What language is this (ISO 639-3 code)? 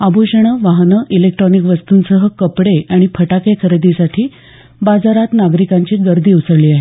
mar